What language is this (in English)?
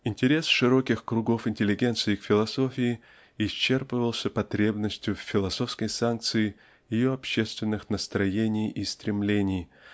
Russian